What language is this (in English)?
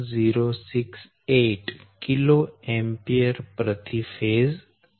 Gujarati